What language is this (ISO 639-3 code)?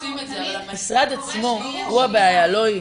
heb